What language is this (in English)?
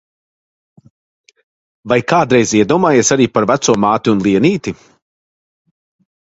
Latvian